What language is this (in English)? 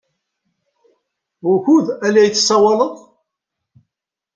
Kabyle